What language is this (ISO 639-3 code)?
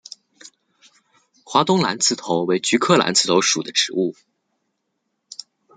zho